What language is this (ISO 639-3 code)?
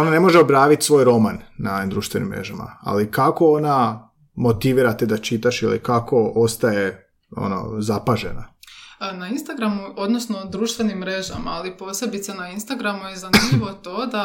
hrv